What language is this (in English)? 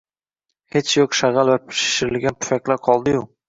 Uzbek